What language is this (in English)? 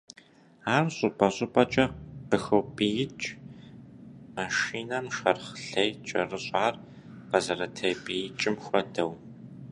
Kabardian